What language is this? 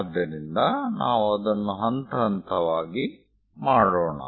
Kannada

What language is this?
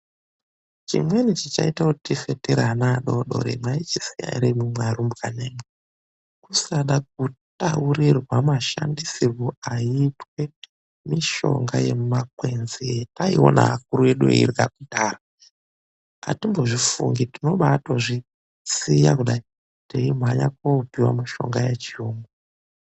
Ndau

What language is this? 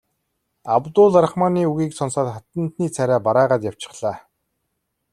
Mongolian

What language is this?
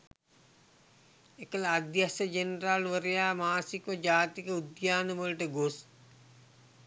Sinhala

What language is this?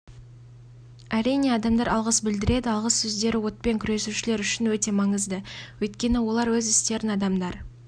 Kazakh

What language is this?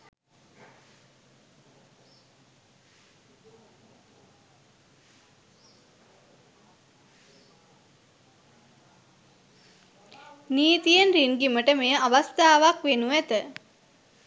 Sinhala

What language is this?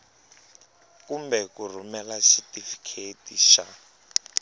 Tsonga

